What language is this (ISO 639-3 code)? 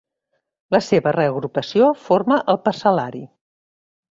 cat